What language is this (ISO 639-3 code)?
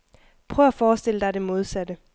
dan